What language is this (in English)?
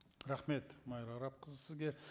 Kazakh